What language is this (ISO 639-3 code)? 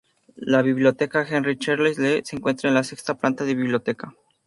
spa